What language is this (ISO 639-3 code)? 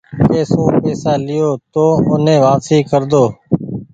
gig